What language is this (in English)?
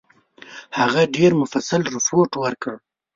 Pashto